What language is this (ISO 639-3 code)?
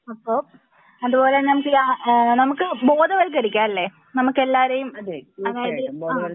mal